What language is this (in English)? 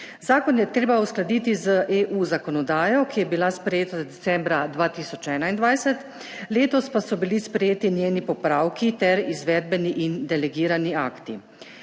Slovenian